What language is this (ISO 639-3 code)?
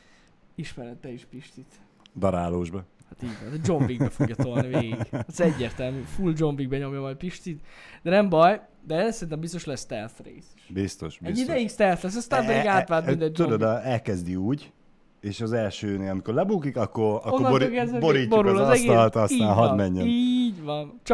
hun